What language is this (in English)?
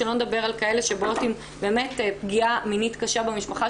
Hebrew